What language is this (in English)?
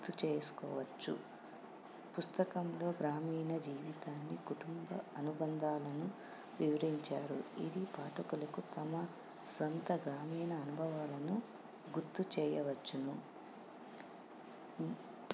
Telugu